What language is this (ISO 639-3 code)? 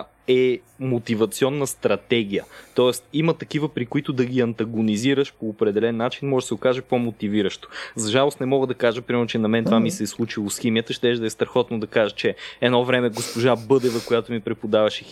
bul